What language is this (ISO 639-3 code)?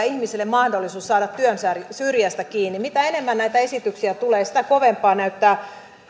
fin